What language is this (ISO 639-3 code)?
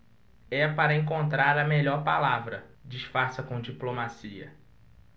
por